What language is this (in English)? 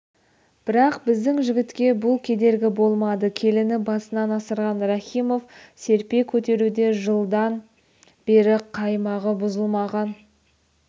Kazakh